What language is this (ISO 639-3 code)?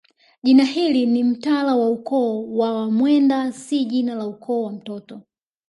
swa